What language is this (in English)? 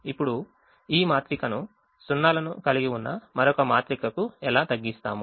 Telugu